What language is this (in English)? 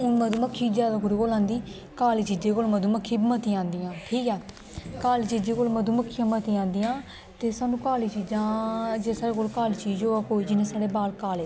Dogri